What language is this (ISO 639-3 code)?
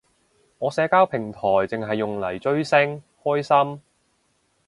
yue